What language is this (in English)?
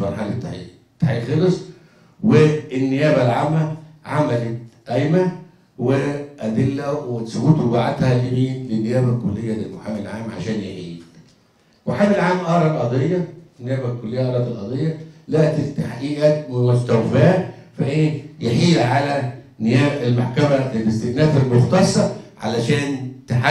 Arabic